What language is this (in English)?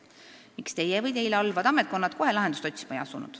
Estonian